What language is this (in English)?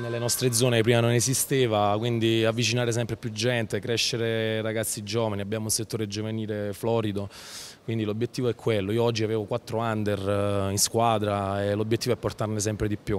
Italian